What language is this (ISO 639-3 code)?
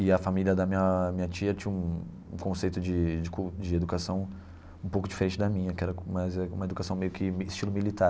por